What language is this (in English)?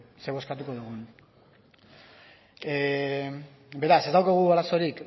Basque